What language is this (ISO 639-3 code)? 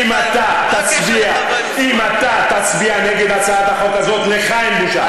heb